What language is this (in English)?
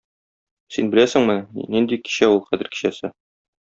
Tatar